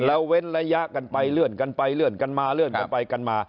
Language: Thai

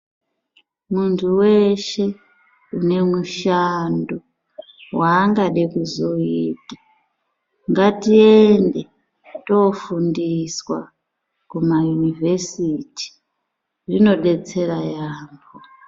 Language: Ndau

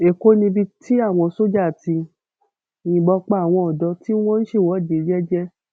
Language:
Yoruba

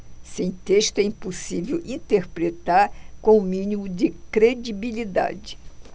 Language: Portuguese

